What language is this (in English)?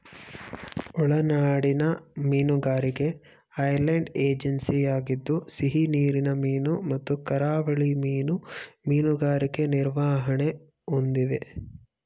Kannada